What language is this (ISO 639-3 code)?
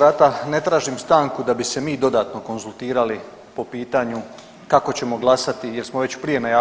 hrv